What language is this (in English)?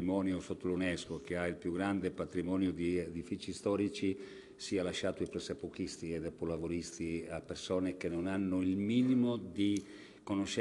Italian